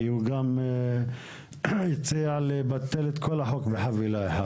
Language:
Hebrew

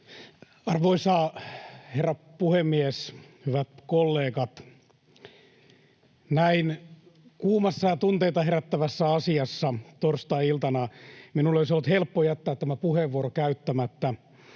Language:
Finnish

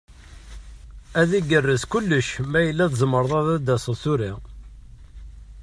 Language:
Kabyle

